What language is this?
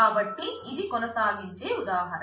Telugu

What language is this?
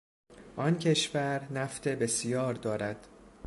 Persian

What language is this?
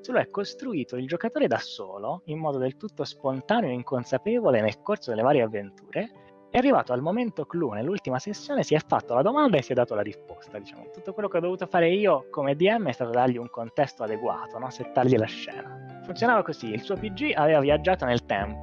Italian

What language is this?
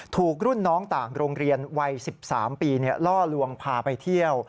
Thai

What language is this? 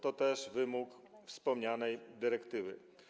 Polish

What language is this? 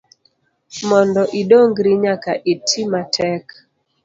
Luo (Kenya and Tanzania)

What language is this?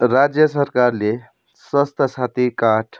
Nepali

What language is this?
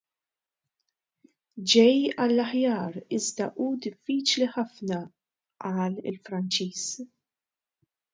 Maltese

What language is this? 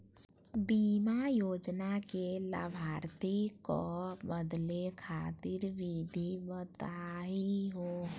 Magahi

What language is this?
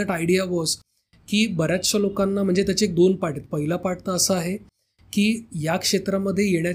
Marathi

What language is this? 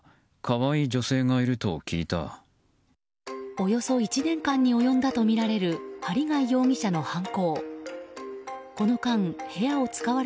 Japanese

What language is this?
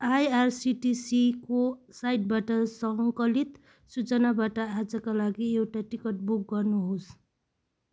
Nepali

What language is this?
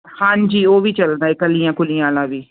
Punjabi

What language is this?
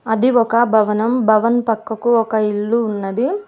Telugu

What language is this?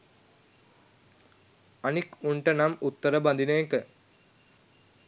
Sinhala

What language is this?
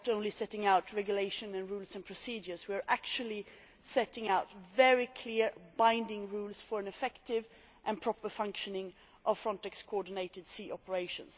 English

